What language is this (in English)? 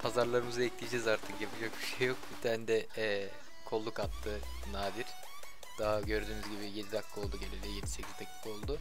Turkish